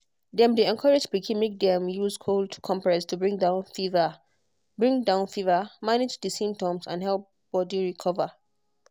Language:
Nigerian Pidgin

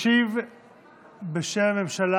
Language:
Hebrew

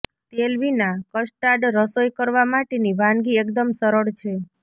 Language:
Gujarati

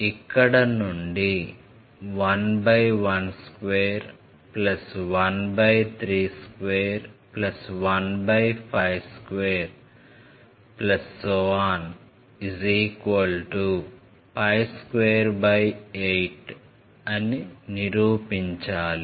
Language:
Telugu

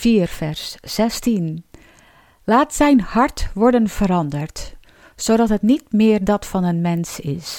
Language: Dutch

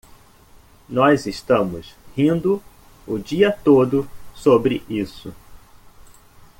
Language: Portuguese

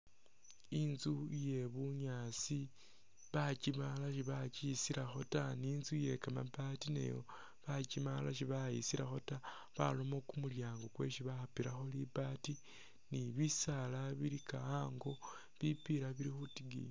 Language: Masaaba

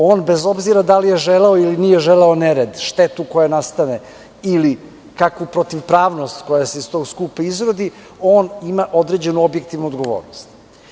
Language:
Serbian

